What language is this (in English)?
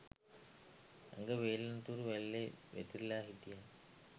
Sinhala